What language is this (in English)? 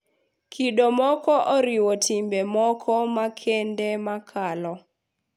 Luo (Kenya and Tanzania)